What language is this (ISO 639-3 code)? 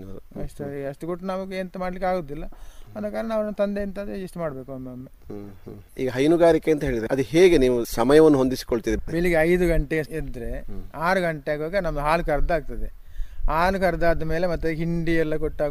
kan